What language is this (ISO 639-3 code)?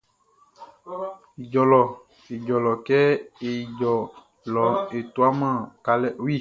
bci